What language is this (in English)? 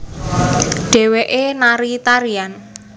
Javanese